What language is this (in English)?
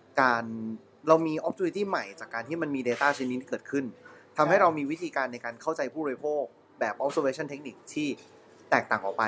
Thai